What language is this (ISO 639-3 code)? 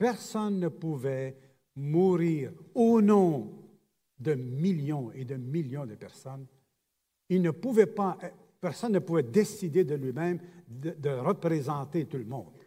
fra